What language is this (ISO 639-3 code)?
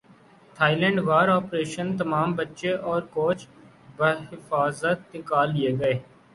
urd